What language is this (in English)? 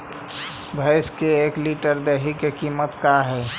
Magahi